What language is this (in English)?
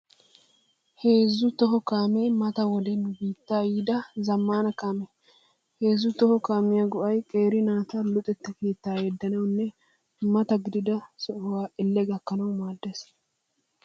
Wolaytta